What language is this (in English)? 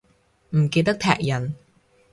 Cantonese